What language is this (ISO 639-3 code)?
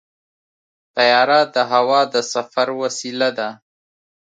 pus